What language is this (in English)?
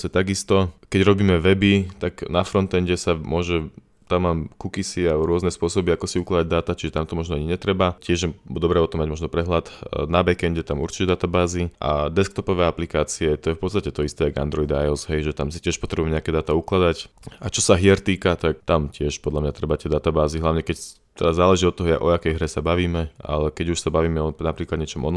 Slovak